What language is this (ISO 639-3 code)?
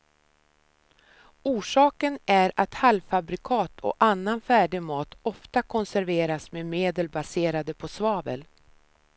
swe